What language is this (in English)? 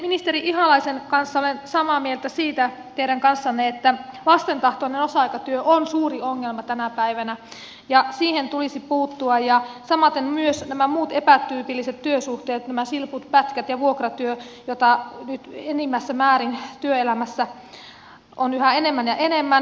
Finnish